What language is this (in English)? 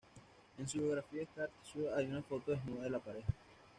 Spanish